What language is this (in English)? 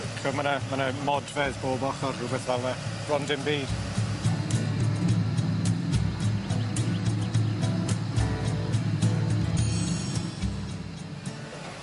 Welsh